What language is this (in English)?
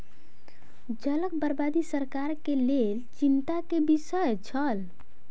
Maithili